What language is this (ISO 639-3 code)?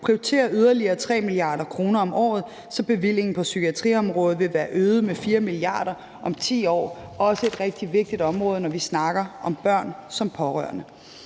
dan